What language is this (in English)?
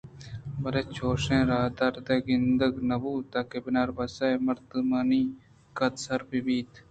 Eastern Balochi